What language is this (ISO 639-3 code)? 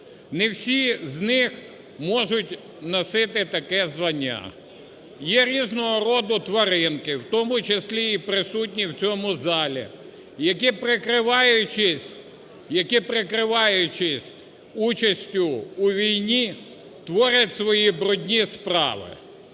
ukr